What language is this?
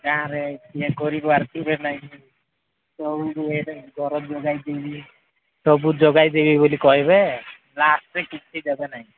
Odia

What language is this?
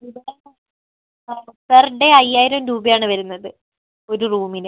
Malayalam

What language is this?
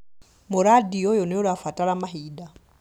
Kikuyu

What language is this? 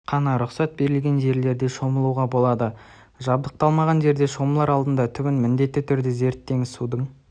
Kazakh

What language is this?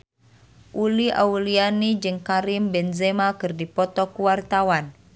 Sundanese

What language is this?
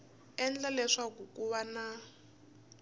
Tsonga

